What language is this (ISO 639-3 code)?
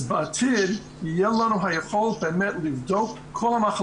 heb